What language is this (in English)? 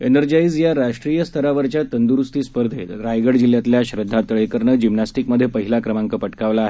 Marathi